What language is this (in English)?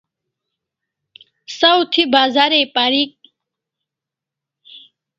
Kalasha